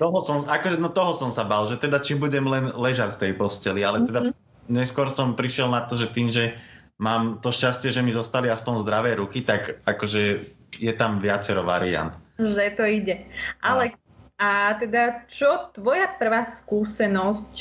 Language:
Slovak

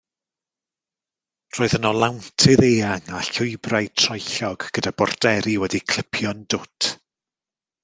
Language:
Welsh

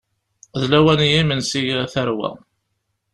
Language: Kabyle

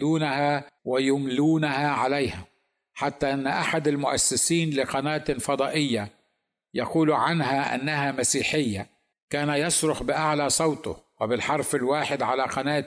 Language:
Arabic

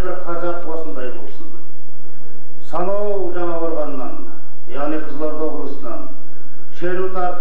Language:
Turkish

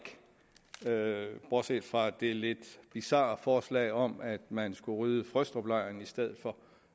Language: Danish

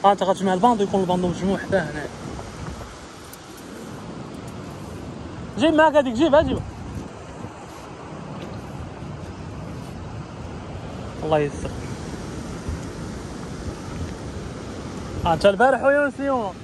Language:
Arabic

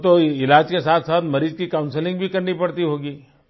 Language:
Hindi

